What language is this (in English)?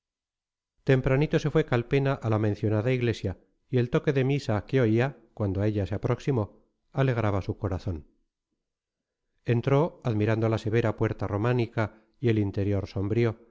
Spanish